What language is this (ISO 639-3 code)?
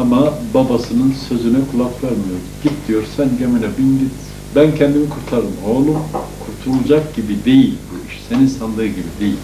tur